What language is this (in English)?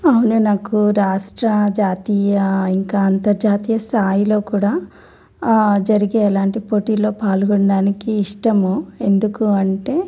Telugu